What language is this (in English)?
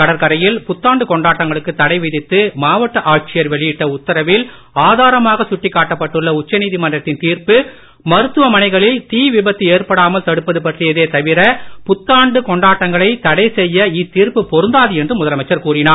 Tamil